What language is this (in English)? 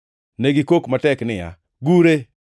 Luo (Kenya and Tanzania)